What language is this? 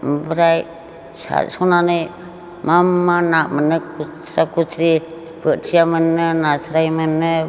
Bodo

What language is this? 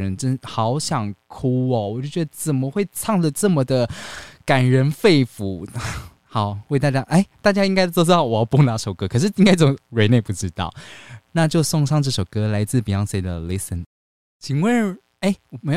Chinese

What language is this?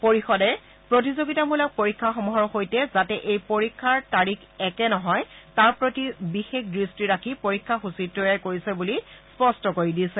Assamese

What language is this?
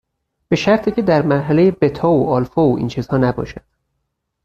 Persian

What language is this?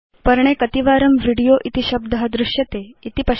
Sanskrit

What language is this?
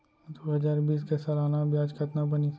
Chhattisgarhi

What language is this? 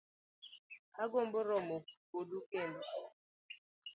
Luo (Kenya and Tanzania)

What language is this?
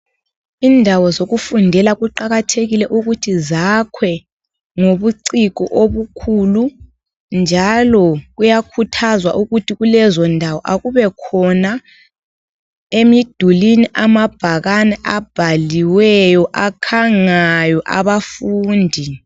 North Ndebele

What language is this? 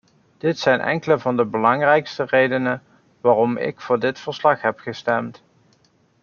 Dutch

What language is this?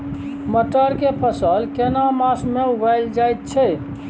Maithili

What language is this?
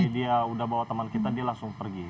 Indonesian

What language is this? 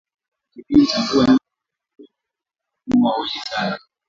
Swahili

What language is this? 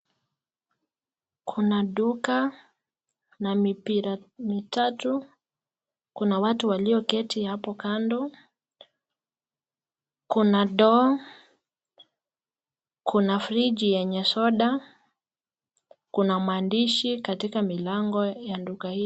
Swahili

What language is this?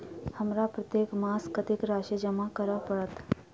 Maithili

